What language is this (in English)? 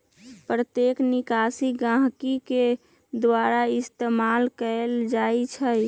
Magahi